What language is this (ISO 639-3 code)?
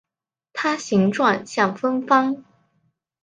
zho